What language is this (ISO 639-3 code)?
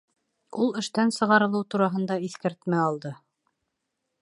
bak